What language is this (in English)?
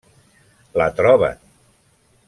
Catalan